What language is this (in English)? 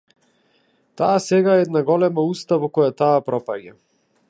Macedonian